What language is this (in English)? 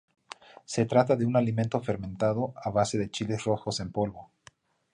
Spanish